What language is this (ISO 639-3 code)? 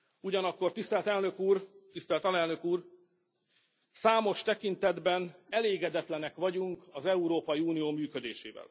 hun